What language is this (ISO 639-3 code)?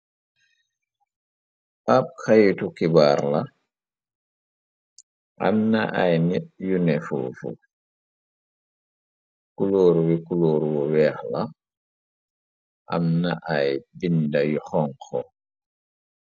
wol